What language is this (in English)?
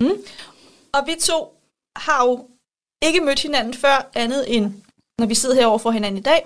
Danish